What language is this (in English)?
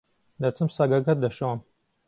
Central Kurdish